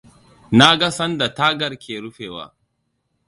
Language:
Hausa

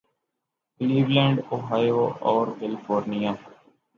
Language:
Urdu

